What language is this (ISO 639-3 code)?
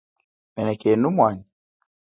cjk